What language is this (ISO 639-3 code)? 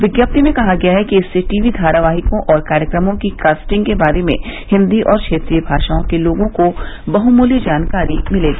hin